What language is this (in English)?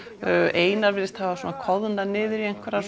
Icelandic